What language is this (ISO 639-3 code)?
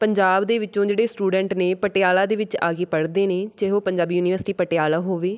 pan